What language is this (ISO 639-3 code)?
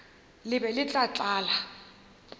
nso